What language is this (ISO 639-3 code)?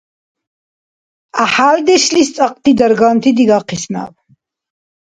dar